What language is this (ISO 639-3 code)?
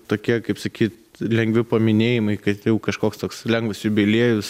lit